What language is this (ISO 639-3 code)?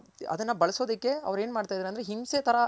kan